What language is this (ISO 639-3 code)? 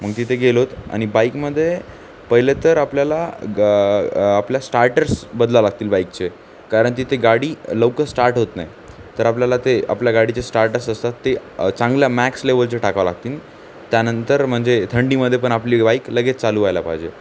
mar